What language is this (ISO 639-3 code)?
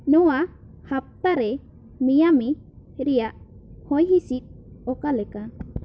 sat